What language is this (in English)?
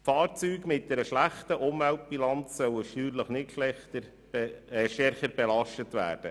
Swiss German